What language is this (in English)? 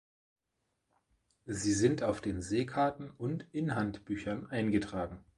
German